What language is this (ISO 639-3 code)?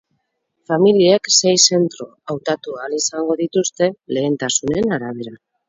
eus